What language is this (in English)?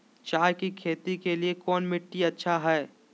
Magahi